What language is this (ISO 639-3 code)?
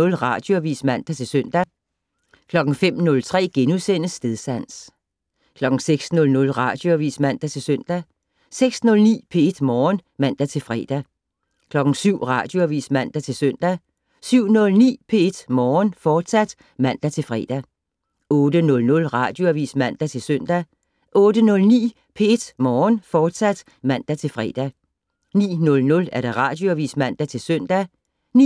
dan